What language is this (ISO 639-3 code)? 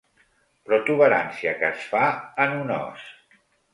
cat